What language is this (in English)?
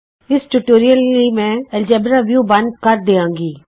Punjabi